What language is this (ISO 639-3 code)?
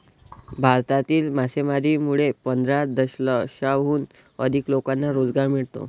mar